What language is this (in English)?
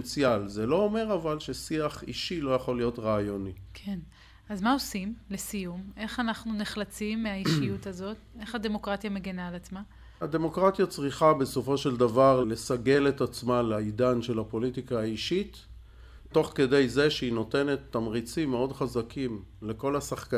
Hebrew